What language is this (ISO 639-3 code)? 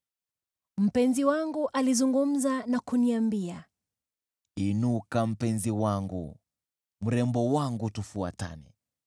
swa